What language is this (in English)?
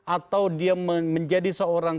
Indonesian